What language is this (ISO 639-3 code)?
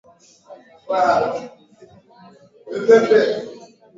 swa